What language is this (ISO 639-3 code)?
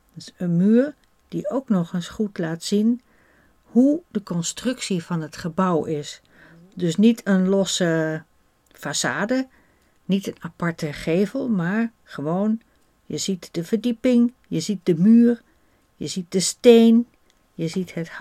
nld